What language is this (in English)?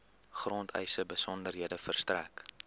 Afrikaans